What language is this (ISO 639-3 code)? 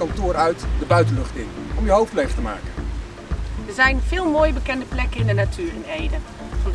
nld